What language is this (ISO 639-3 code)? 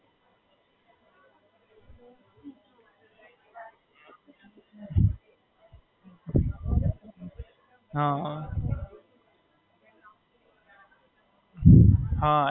guj